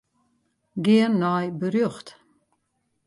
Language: Western Frisian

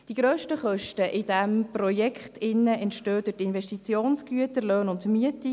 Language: Swiss German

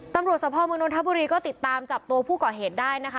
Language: Thai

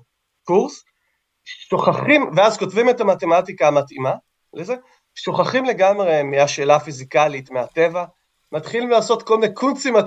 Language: Hebrew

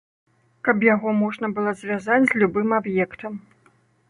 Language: Belarusian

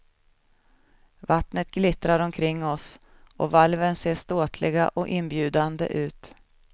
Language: Swedish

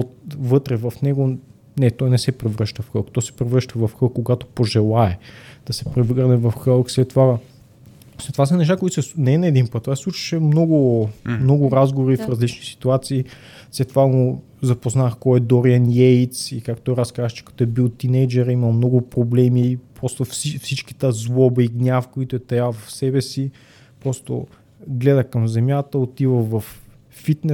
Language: Bulgarian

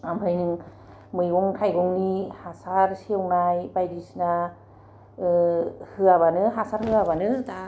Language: Bodo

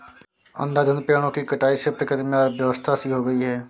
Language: Hindi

